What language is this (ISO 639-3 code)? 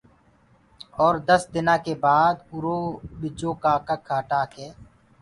ggg